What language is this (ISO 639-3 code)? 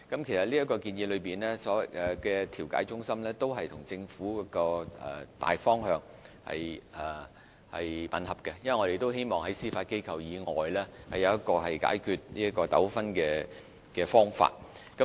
yue